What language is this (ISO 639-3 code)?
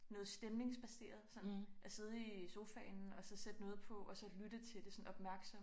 dan